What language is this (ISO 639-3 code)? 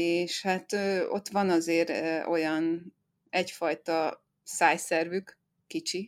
hun